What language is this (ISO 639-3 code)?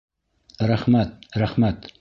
bak